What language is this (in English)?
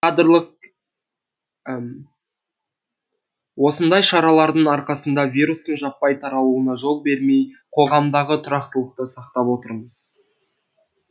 Kazakh